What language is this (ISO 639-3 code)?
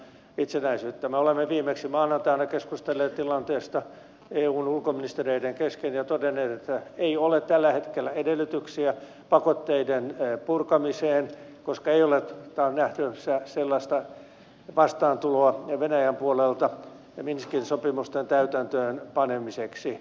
fin